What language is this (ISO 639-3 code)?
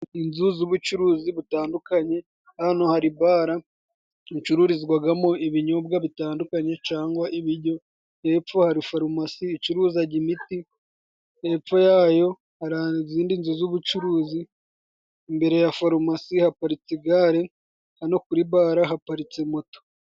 kin